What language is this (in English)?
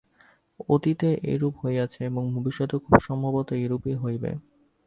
Bangla